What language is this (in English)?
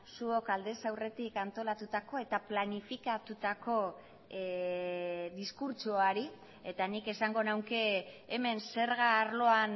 Basque